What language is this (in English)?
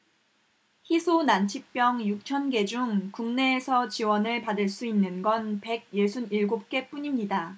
Korean